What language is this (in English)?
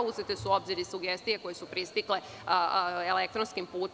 Serbian